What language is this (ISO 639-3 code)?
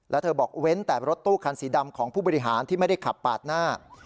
tha